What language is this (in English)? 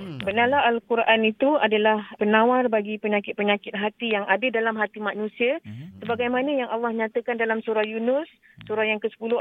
Malay